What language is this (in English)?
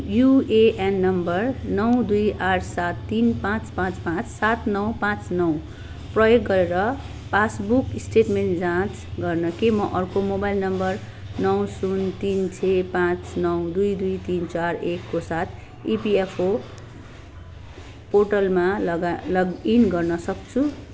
Nepali